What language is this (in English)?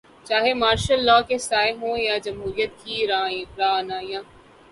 Urdu